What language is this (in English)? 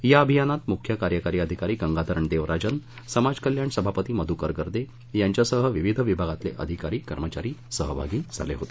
Marathi